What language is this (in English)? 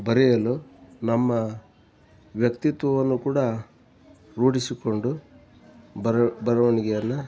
Kannada